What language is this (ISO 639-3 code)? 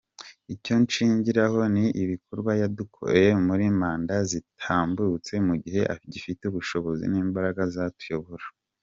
kin